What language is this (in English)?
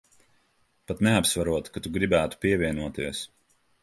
Latvian